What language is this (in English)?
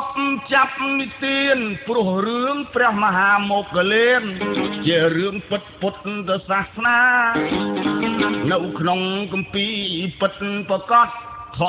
Vietnamese